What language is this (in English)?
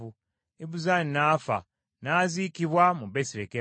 Ganda